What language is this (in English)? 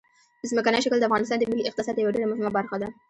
Pashto